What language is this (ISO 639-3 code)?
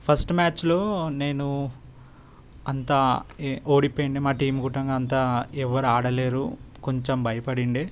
tel